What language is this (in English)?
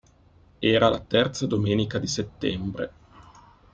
Italian